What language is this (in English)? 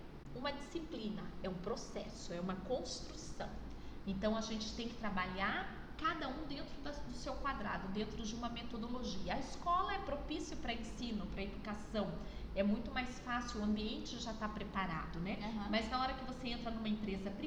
Portuguese